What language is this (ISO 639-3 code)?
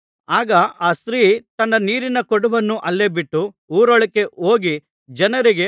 kan